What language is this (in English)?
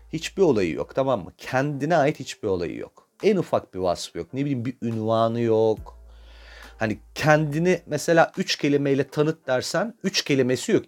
Turkish